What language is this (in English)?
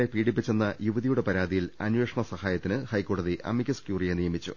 Malayalam